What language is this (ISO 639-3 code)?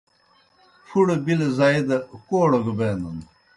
plk